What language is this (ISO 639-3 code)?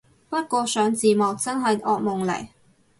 yue